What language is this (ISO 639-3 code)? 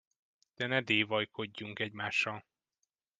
hun